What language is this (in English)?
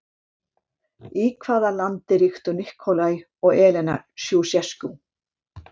Icelandic